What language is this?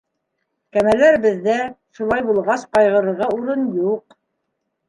Bashkir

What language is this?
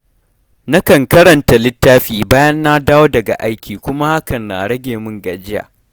Hausa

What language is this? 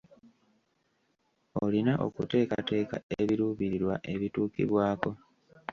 Ganda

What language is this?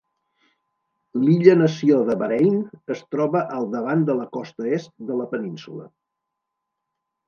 Catalan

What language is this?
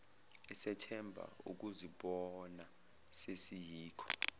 Zulu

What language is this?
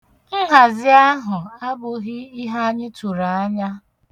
Igbo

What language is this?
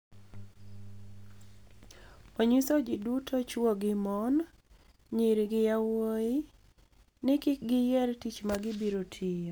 Luo (Kenya and Tanzania)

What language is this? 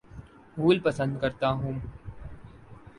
Urdu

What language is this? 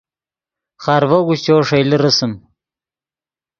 Yidgha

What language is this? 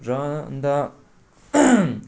Nepali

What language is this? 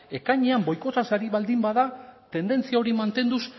Basque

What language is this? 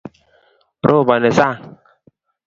Kalenjin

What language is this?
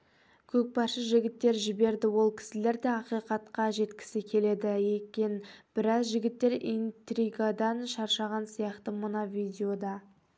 Kazakh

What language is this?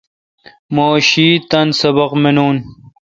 Kalkoti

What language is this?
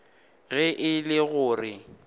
Northern Sotho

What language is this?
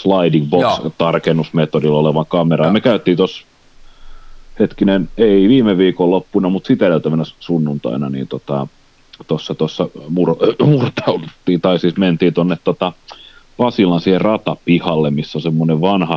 Finnish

